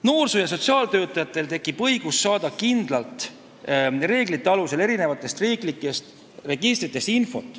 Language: Estonian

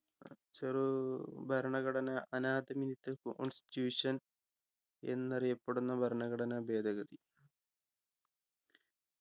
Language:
Malayalam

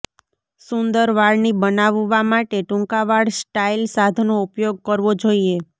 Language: Gujarati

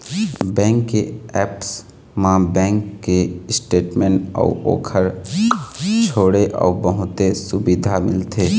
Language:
Chhattisgarhi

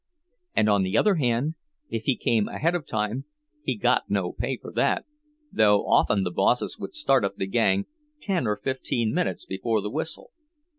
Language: English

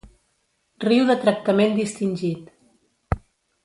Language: Catalan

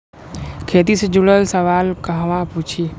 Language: Bhojpuri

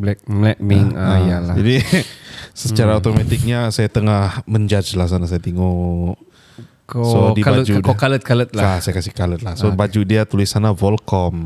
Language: Malay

